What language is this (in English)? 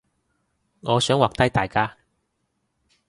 Cantonese